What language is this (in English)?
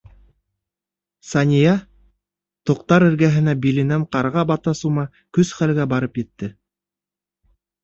Bashkir